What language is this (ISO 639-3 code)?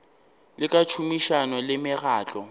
nso